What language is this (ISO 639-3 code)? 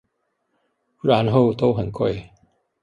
zho